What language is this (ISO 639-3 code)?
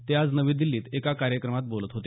mar